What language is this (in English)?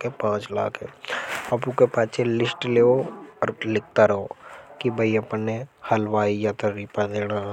Hadothi